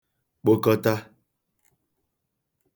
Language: Igbo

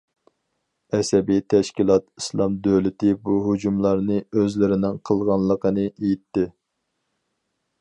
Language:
Uyghur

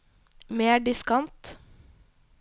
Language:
Norwegian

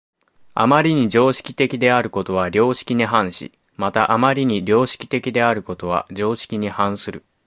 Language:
Japanese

